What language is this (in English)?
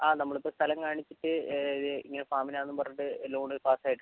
Malayalam